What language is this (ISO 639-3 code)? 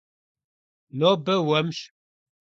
kbd